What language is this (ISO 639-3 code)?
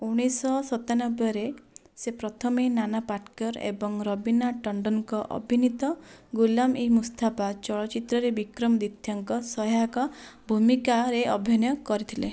ori